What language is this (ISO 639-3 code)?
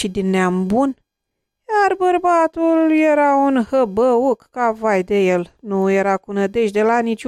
ron